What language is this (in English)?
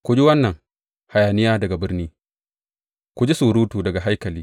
Hausa